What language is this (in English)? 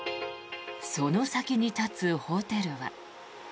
Japanese